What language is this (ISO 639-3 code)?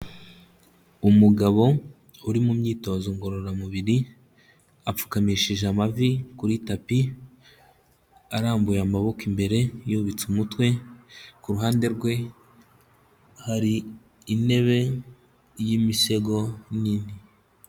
kin